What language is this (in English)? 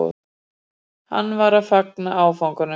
Icelandic